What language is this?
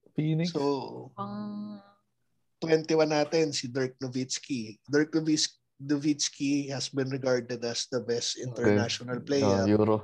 Filipino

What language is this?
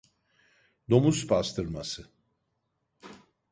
Turkish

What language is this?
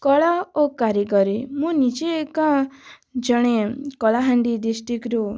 Odia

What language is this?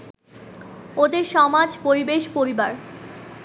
Bangla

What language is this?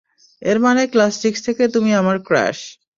Bangla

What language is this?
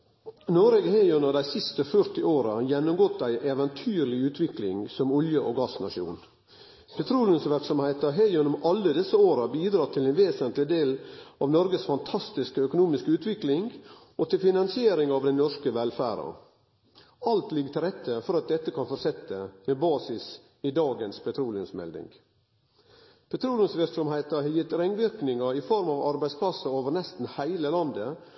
Norwegian Nynorsk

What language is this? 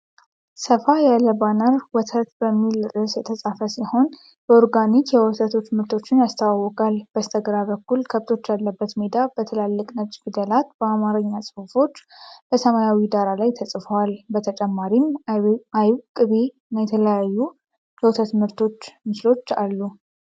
Amharic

